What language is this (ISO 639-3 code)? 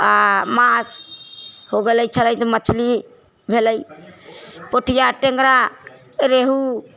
mai